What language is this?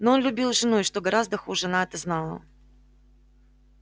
Russian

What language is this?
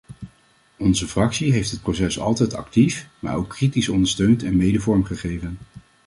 Dutch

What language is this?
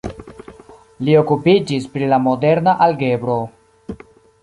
Esperanto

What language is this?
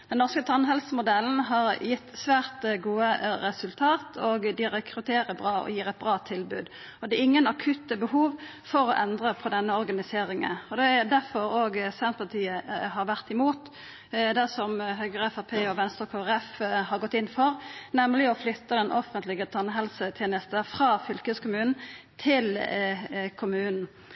Norwegian Nynorsk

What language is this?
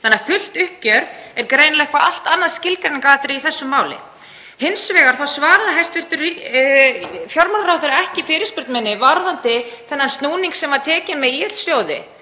Icelandic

